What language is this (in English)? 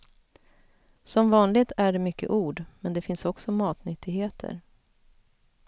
Swedish